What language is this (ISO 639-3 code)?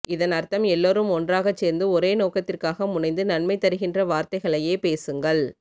tam